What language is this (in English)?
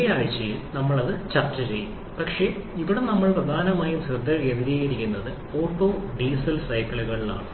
Malayalam